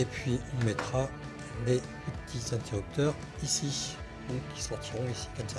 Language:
French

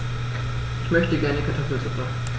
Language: German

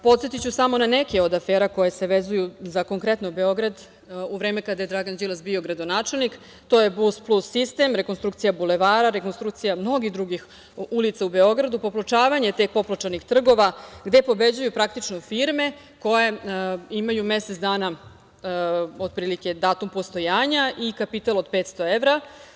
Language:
Serbian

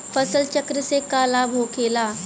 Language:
Bhojpuri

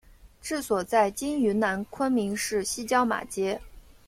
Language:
Chinese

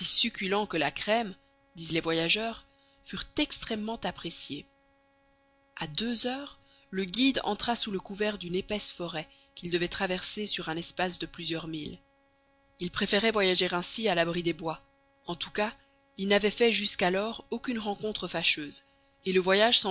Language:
French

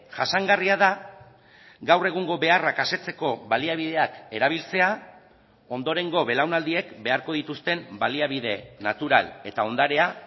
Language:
Basque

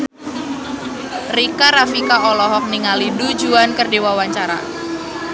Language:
Sundanese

